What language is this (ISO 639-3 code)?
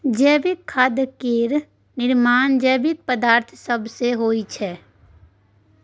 mai